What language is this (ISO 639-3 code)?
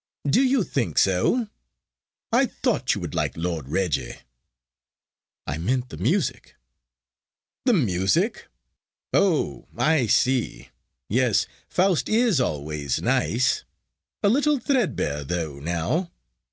eng